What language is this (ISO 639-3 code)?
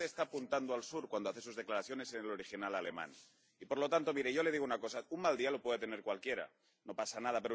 spa